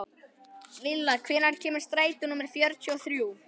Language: Icelandic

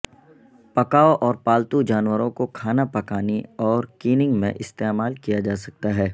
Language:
Urdu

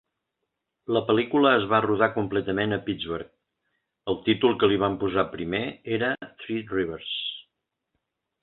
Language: Catalan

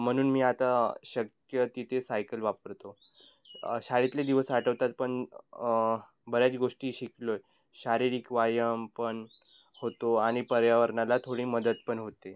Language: Marathi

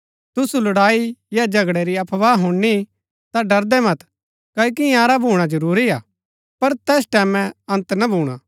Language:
Gaddi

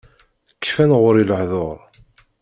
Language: Kabyle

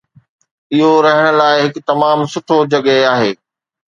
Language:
Sindhi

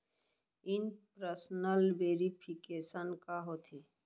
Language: Chhattisgarhi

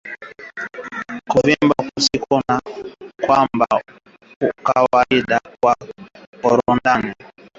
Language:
Swahili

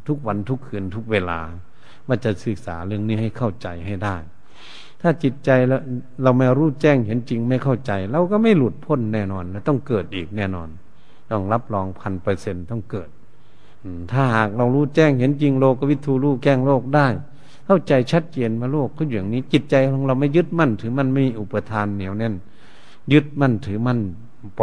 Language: Thai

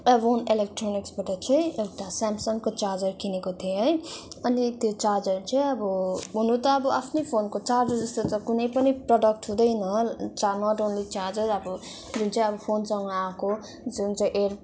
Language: Nepali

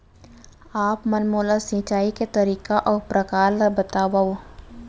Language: Chhattisgarhi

